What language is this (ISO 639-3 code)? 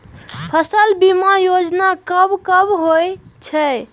mai